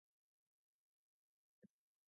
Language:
English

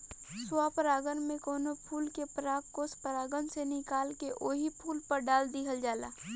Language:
Bhojpuri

